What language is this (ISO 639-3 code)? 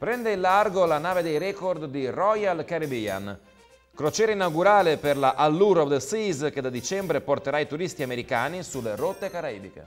ita